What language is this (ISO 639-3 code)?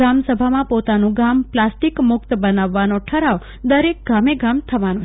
guj